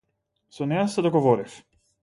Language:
Macedonian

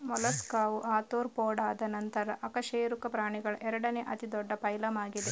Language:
Kannada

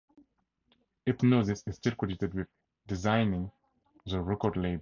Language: English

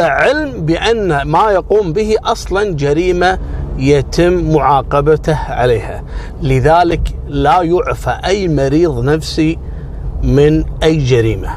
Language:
Arabic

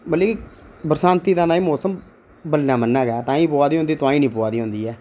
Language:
Dogri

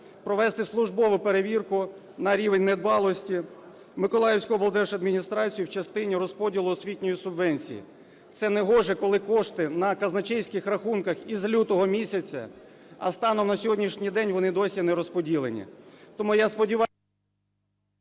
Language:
Ukrainian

